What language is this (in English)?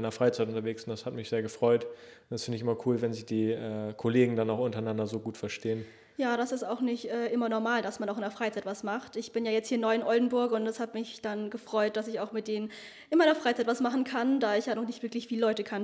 German